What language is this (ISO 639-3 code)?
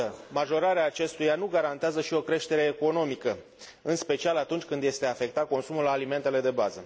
ron